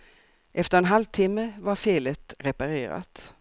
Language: Swedish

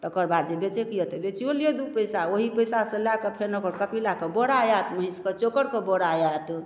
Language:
Maithili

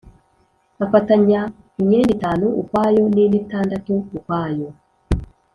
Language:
Kinyarwanda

